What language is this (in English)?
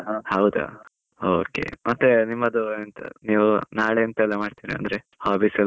Kannada